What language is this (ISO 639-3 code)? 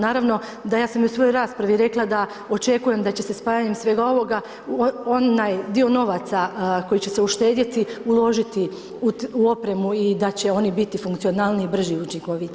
hrv